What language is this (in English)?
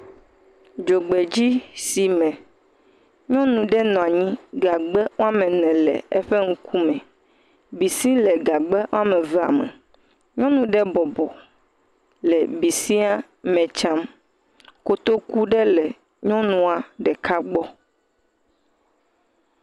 Ewe